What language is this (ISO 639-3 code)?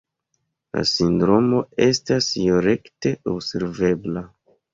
epo